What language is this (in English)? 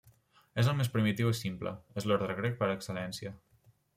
Catalan